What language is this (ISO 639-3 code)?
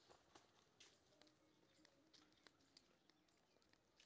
mai